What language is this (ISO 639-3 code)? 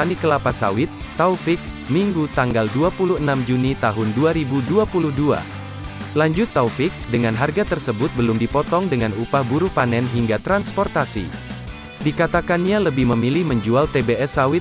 ind